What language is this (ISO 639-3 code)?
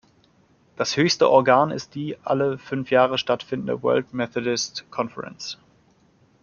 deu